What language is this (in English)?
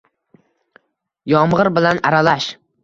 Uzbek